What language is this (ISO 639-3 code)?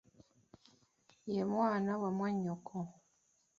lug